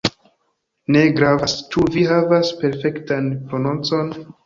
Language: Esperanto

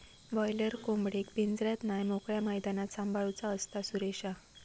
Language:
Marathi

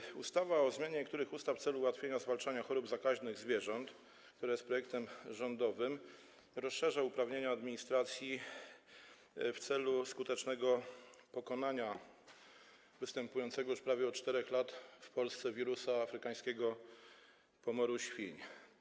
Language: Polish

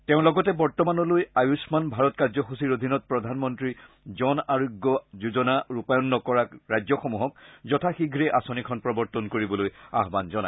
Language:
Assamese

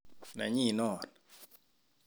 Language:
Kalenjin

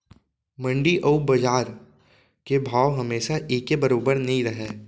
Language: Chhattisgarhi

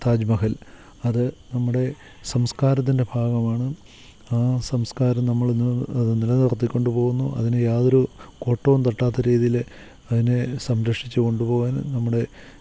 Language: Malayalam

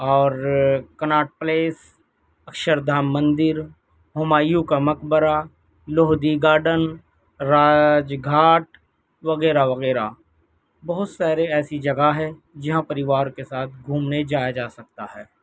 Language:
Urdu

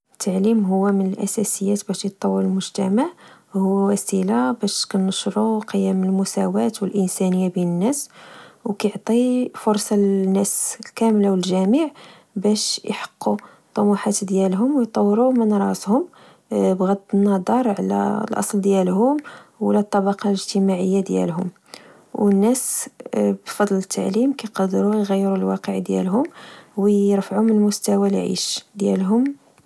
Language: Moroccan Arabic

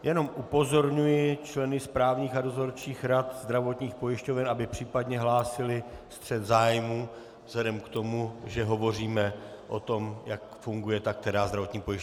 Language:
Czech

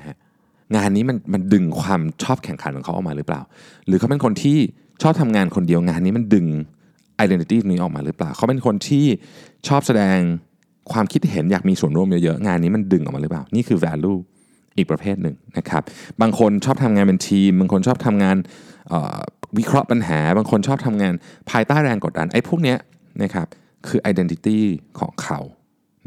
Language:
Thai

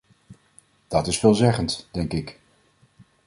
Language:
Dutch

